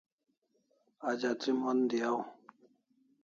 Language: Kalasha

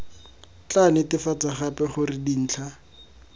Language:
Tswana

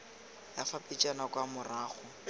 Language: Tswana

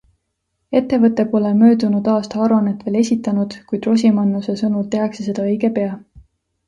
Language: Estonian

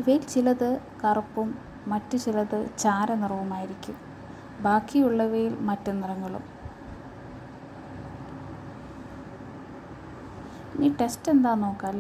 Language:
Malayalam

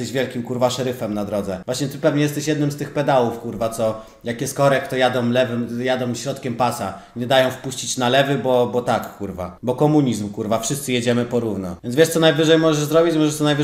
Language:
Polish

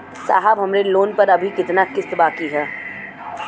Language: Bhojpuri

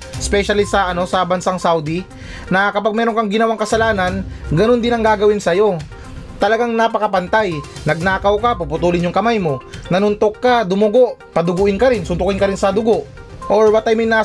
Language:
Filipino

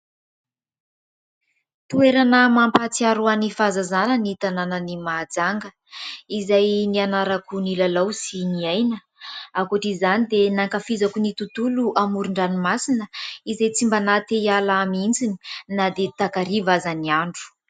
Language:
Malagasy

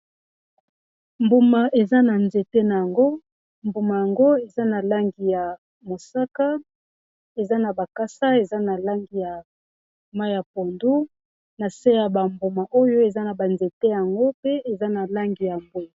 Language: Lingala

